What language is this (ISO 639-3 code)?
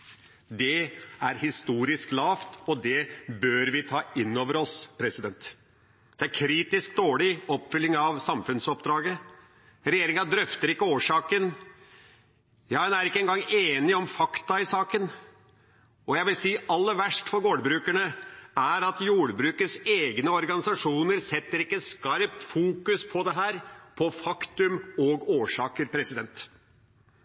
nob